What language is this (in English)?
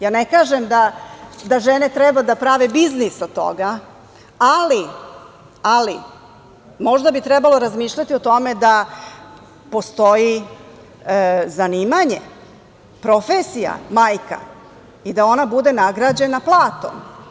Serbian